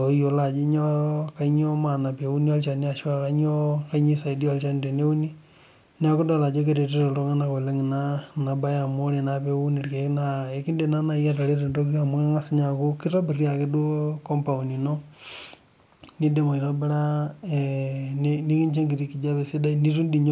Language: Masai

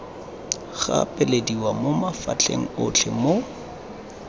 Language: Tswana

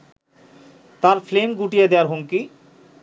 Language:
Bangla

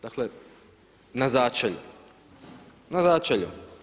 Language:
Croatian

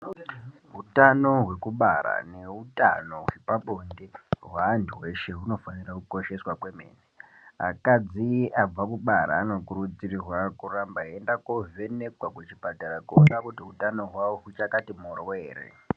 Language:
Ndau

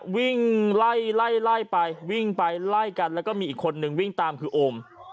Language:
Thai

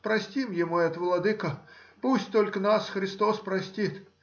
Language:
Russian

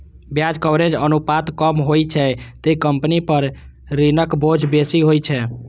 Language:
Maithili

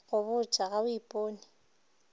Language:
Northern Sotho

